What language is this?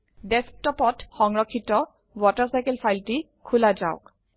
Assamese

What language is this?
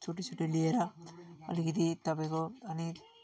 Nepali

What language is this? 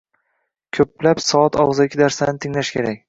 Uzbek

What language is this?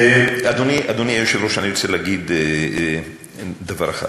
Hebrew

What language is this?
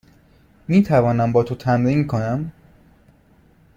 Persian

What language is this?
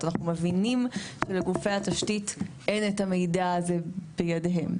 Hebrew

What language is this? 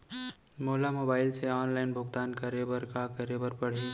Chhattisgarhi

